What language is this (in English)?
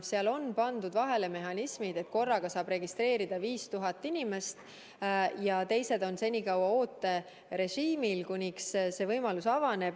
Estonian